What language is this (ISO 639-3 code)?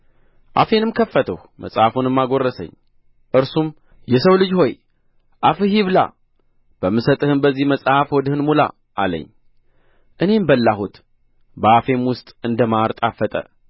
amh